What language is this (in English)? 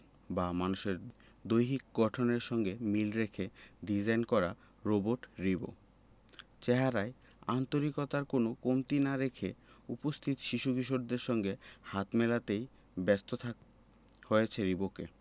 Bangla